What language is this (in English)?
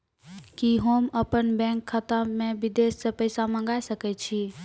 Maithili